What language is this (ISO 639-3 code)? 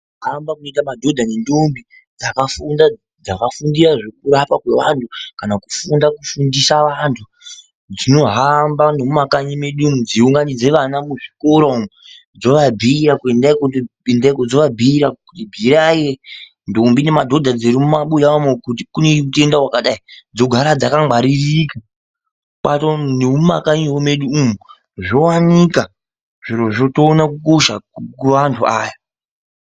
ndc